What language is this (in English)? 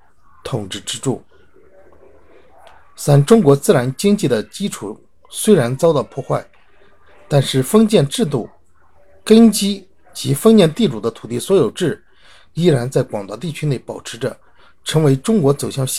Chinese